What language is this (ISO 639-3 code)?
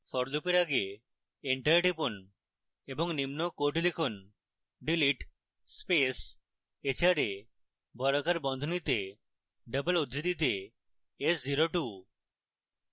ben